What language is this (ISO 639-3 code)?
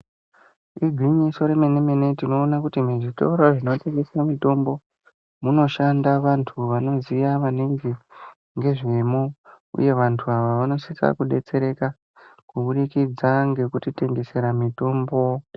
ndc